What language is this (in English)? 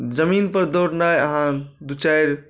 Maithili